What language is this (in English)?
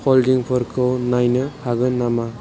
Bodo